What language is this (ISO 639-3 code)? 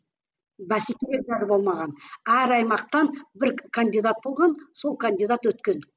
kaz